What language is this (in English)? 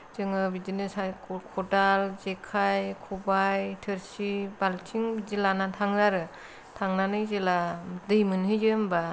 Bodo